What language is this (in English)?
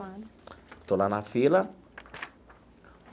Portuguese